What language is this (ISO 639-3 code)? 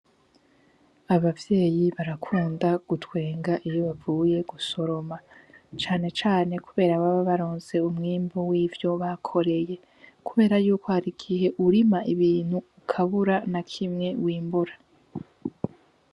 run